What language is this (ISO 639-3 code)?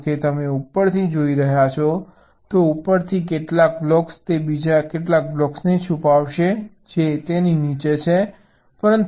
guj